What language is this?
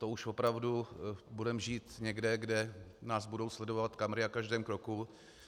Czech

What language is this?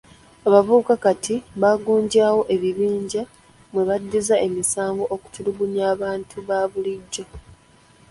Ganda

